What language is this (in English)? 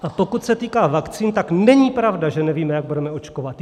Czech